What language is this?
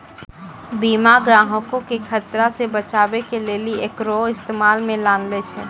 Maithili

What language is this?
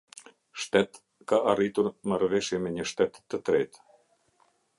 Albanian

